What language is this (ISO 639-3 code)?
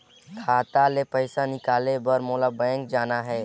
hne